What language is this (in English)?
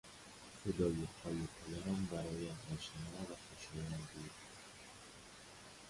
Persian